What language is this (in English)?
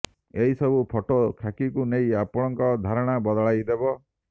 Odia